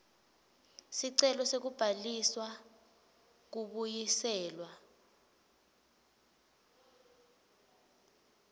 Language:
Swati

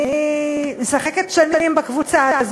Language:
Hebrew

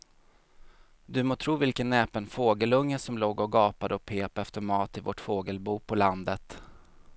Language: Swedish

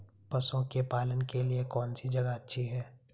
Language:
Hindi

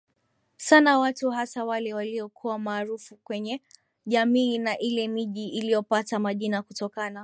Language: Swahili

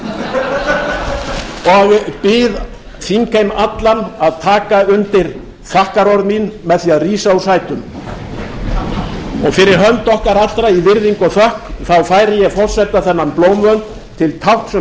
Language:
Icelandic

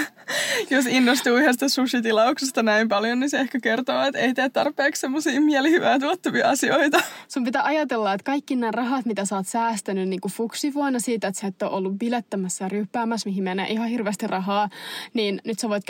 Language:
Finnish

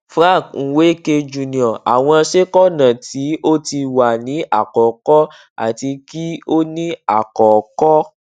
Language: Yoruba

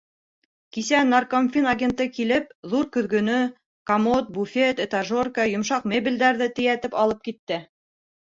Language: Bashkir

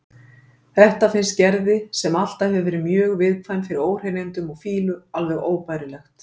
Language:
Icelandic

